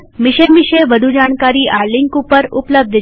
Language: Gujarati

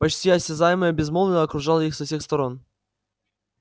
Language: Russian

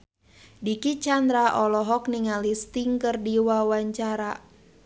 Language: Sundanese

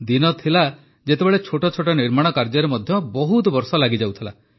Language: Odia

